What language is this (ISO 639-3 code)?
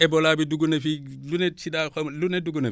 wol